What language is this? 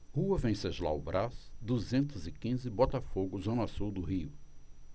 Portuguese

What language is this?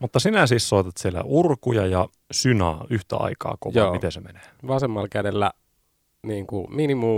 Finnish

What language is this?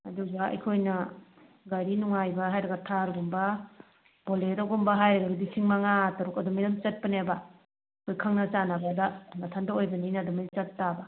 Manipuri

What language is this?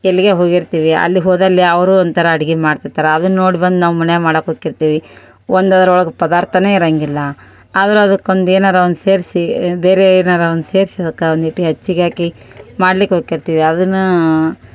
Kannada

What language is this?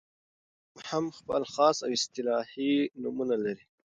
Pashto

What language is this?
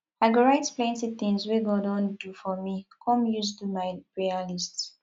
Nigerian Pidgin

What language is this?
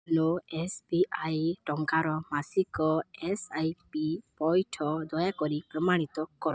Odia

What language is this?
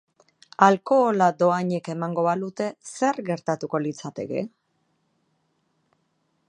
Basque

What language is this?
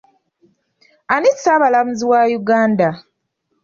Ganda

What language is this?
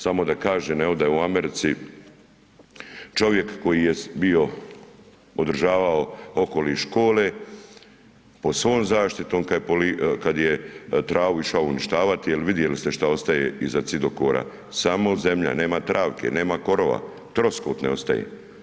Croatian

